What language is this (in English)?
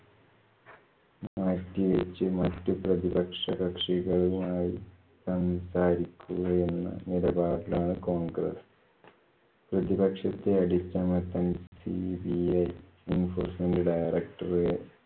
Malayalam